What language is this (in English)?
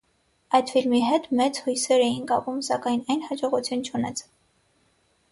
Armenian